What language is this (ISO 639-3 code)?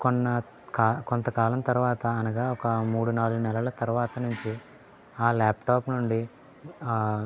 tel